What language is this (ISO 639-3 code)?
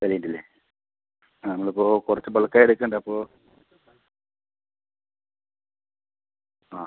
mal